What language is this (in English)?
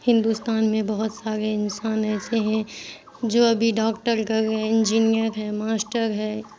Urdu